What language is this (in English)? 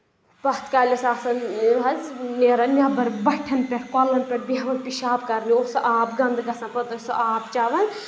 Kashmiri